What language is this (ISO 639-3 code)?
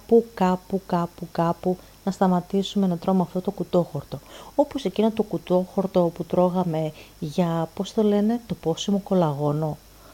ell